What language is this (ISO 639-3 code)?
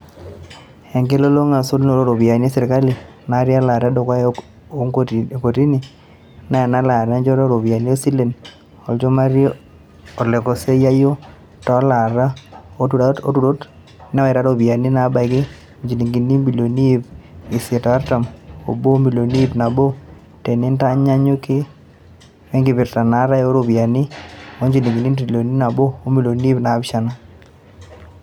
mas